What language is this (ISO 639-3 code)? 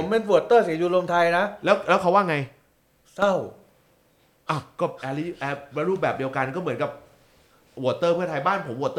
tha